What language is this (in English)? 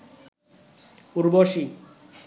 Bangla